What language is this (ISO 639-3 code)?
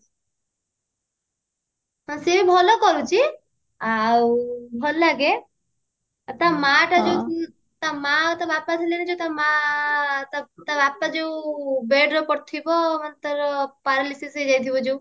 ori